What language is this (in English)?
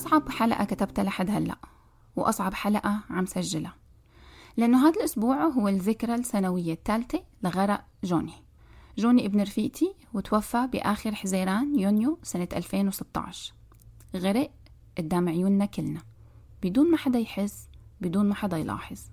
Arabic